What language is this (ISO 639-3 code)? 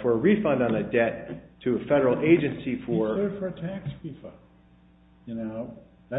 eng